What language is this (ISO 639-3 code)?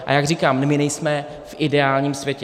ces